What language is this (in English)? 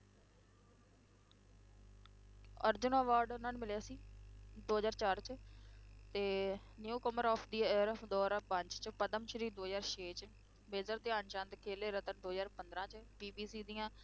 Punjabi